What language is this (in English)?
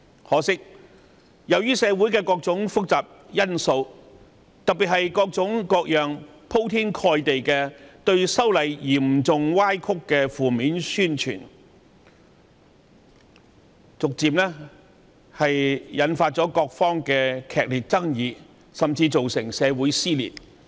Cantonese